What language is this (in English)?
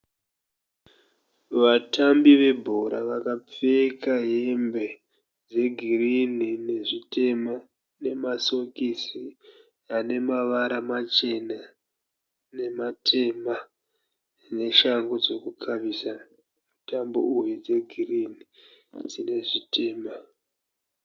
Shona